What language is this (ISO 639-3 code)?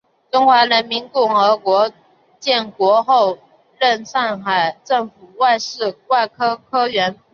zho